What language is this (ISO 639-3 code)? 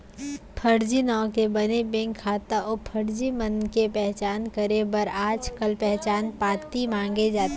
hne